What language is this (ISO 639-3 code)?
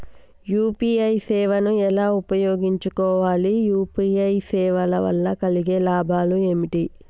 tel